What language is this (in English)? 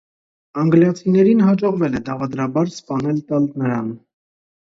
Armenian